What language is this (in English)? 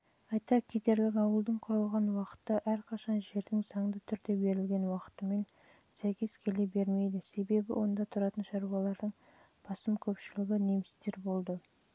Kazakh